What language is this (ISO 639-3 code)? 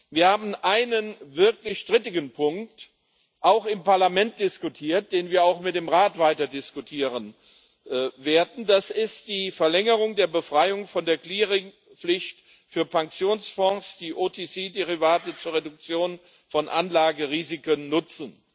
deu